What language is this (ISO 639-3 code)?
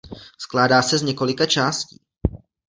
ces